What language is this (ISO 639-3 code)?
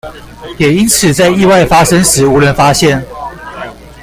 zho